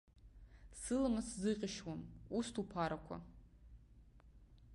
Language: Abkhazian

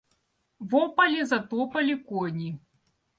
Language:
Russian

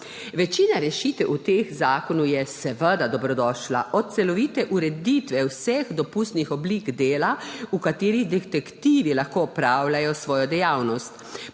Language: Slovenian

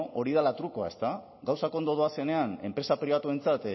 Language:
Basque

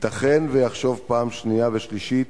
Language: Hebrew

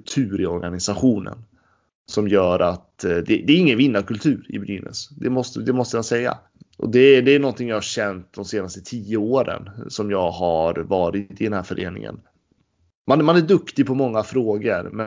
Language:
Swedish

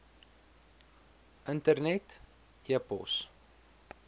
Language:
Afrikaans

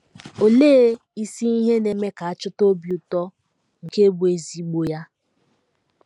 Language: Igbo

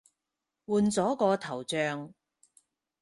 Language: Cantonese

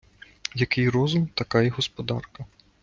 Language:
Ukrainian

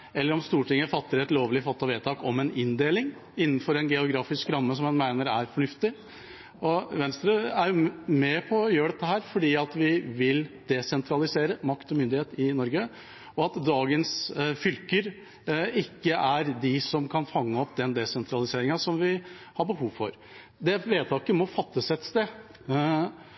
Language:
Norwegian Bokmål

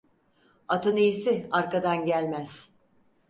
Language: Turkish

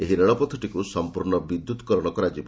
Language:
Odia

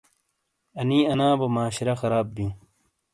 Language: Shina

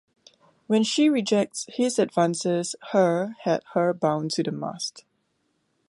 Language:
English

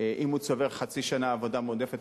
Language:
Hebrew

